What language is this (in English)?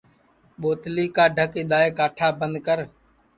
Sansi